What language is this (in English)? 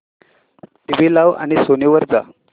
Marathi